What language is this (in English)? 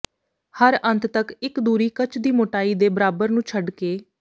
Punjabi